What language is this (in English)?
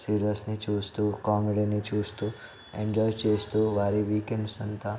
Telugu